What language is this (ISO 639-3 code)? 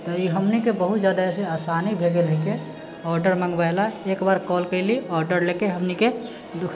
mai